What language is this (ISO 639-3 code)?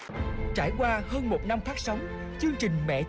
vie